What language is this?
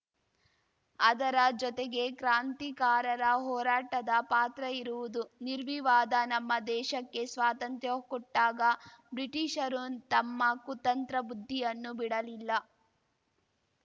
Kannada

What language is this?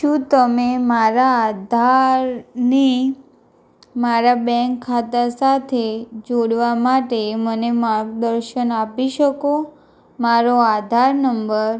Gujarati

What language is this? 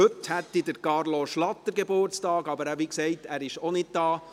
Swiss German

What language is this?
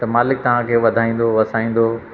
Sindhi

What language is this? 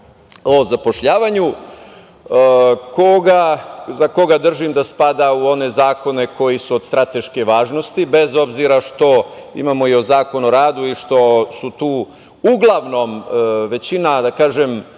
Serbian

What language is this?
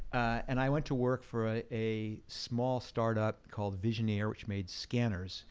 English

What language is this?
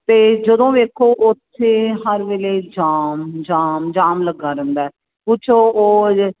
Punjabi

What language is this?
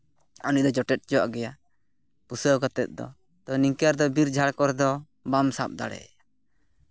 Santali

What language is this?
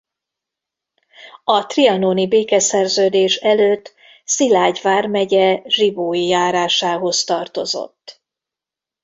Hungarian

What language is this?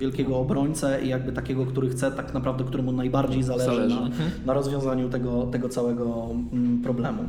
Polish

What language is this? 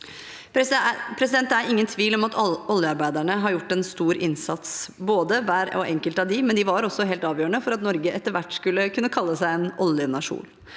Norwegian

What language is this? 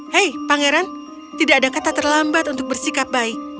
Indonesian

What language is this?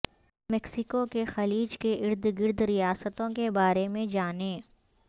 Urdu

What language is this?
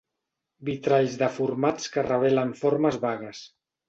Catalan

